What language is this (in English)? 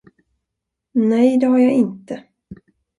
Swedish